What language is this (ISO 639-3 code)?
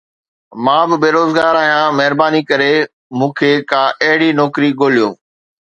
snd